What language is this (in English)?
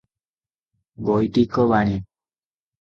Odia